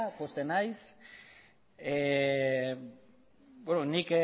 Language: Basque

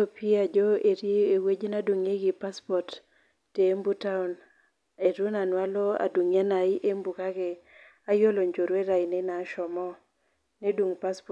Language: Masai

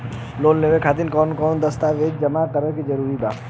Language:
Bhojpuri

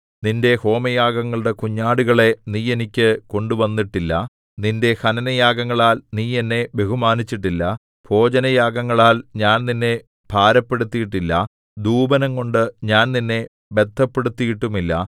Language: Malayalam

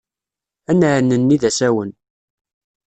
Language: Kabyle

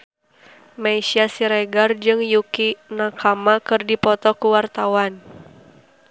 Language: Sundanese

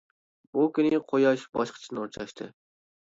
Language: Uyghur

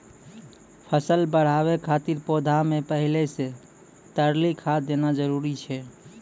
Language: Maithili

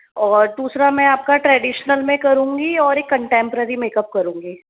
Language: Hindi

